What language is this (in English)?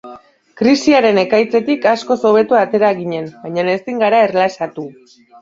Basque